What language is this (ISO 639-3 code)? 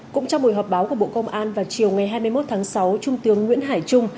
vie